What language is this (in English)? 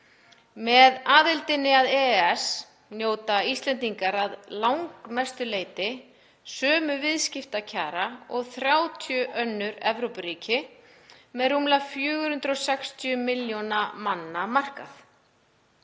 Icelandic